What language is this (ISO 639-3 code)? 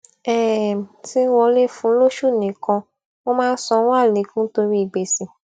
yor